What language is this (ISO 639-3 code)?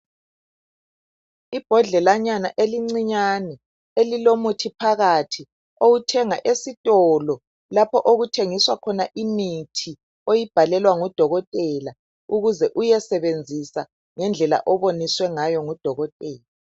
nde